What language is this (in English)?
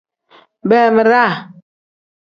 Tem